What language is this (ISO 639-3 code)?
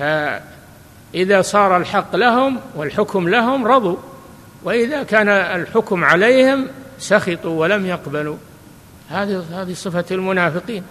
ara